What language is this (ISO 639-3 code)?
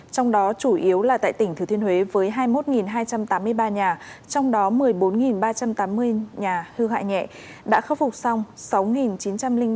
vie